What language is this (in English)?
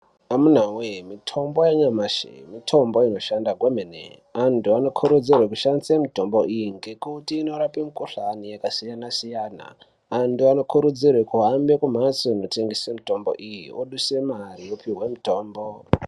Ndau